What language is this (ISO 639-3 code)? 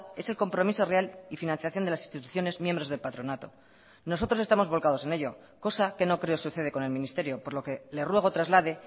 spa